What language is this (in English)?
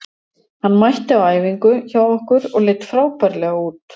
Icelandic